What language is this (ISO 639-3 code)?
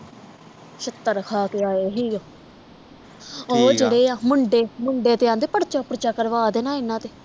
pan